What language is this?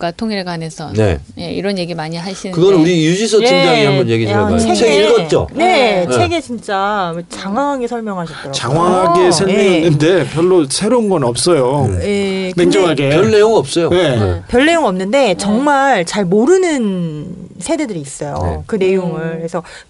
Korean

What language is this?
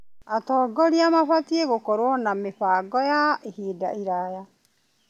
Kikuyu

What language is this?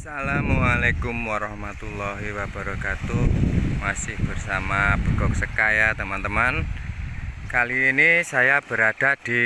Indonesian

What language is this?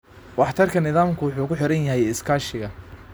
Somali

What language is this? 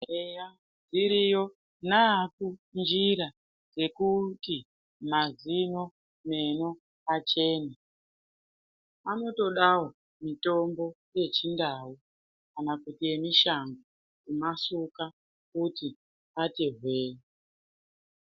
Ndau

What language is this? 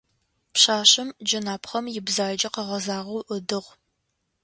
Adyghe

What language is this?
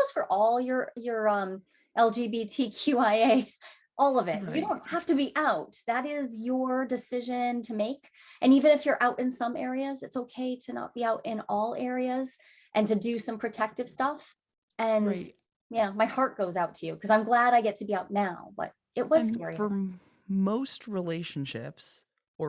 English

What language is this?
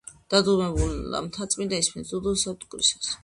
Georgian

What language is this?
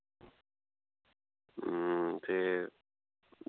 Dogri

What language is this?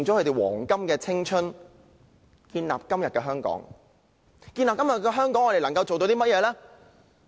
Cantonese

